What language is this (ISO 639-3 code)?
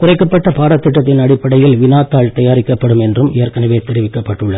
tam